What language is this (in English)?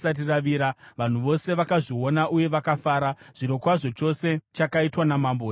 Shona